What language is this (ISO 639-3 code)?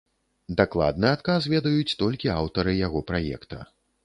bel